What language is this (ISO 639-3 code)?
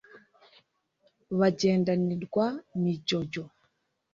kin